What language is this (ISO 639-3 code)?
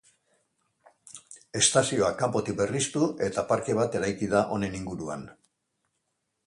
eus